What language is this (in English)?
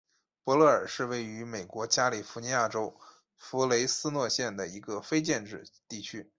Chinese